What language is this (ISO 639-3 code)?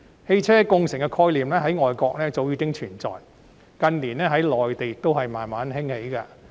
yue